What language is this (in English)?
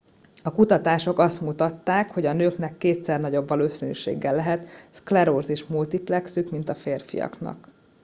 Hungarian